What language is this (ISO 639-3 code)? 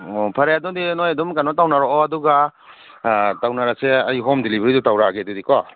mni